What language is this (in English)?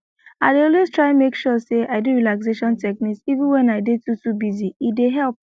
Nigerian Pidgin